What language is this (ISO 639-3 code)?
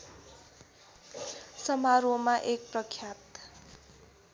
nep